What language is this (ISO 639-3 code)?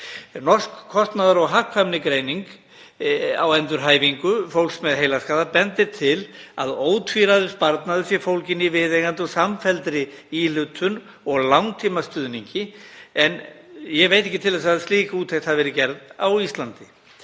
isl